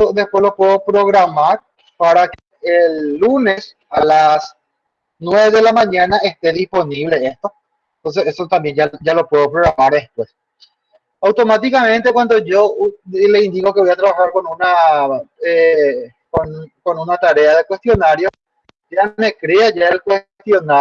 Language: Spanish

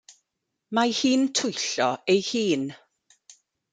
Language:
Welsh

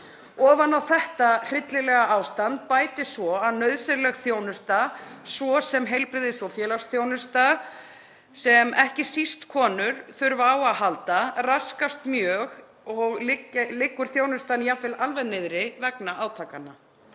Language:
Icelandic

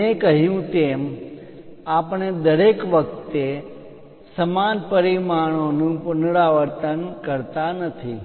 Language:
Gujarati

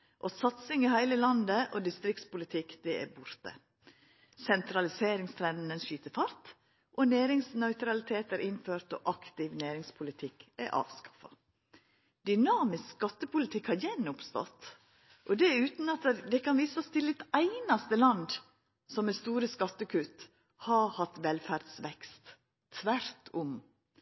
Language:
Norwegian Nynorsk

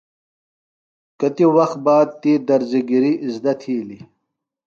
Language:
Phalura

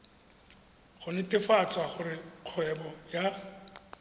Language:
Tswana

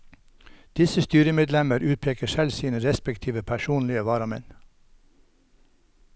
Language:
Norwegian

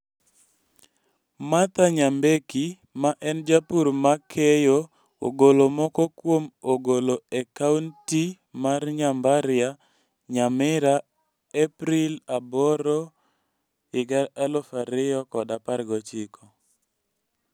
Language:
Luo (Kenya and Tanzania)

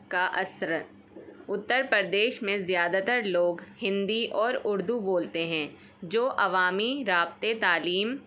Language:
Urdu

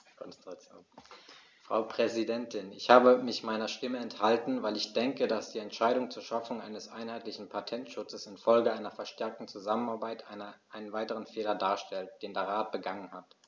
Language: German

